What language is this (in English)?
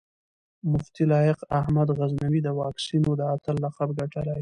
Pashto